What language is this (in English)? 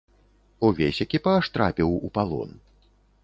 Belarusian